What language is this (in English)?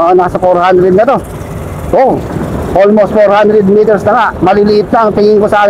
Filipino